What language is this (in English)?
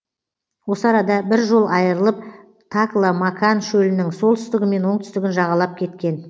Kazakh